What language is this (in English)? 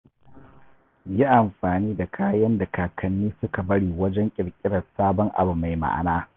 Hausa